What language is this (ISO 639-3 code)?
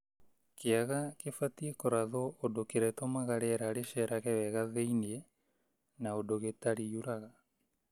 kik